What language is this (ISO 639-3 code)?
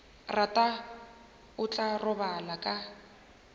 nso